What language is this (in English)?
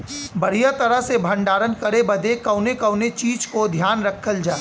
Bhojpuri